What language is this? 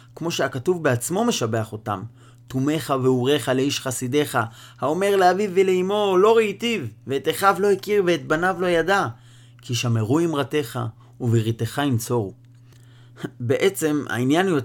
Hebrew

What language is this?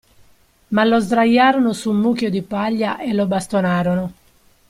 Italian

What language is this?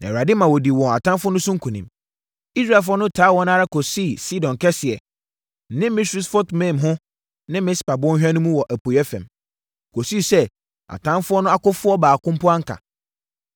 Akan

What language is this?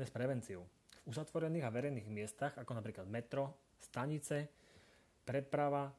Slovak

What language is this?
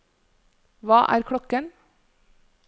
Norwegian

